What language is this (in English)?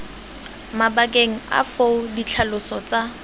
Tswana